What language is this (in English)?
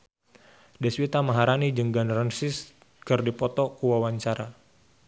Sundanese